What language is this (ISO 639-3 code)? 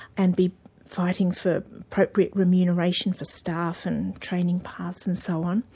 eng